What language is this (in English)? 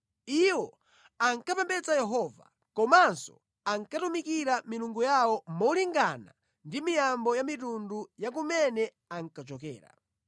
Nyanja